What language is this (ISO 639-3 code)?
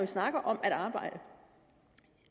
dan